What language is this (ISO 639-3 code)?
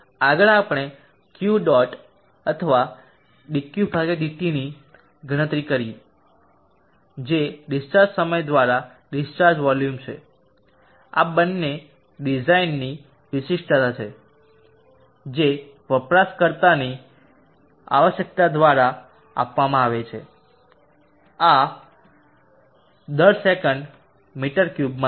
guj